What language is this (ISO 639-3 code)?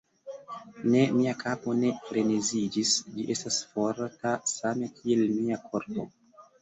epo